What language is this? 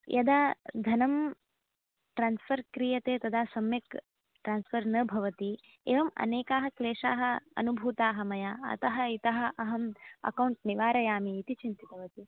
Sanskrit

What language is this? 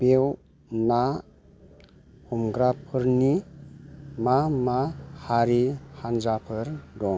Bodo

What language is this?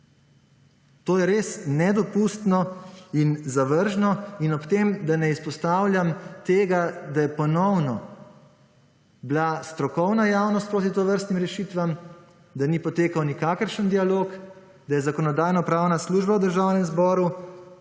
Slovenian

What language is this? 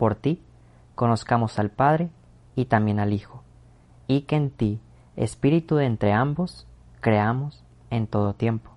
Spanish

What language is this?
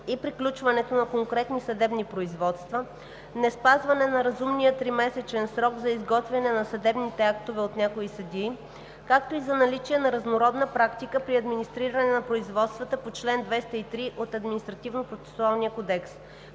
Bulgarian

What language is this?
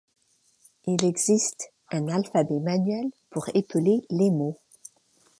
French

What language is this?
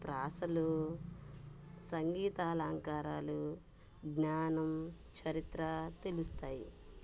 Telugu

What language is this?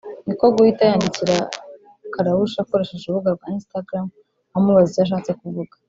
Kinyarwanda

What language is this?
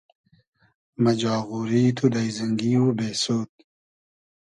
Hazaragi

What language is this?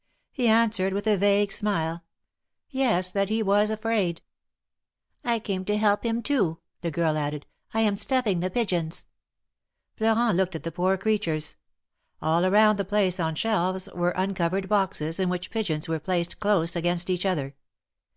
English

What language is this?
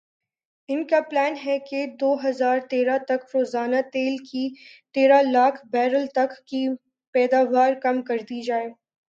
Urdu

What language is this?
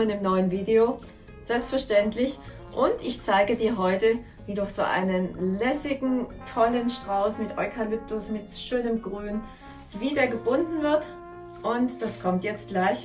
German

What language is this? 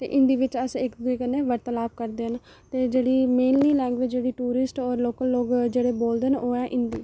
Dogri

